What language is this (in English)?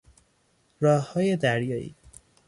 Persian